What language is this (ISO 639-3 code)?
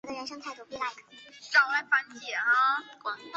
zho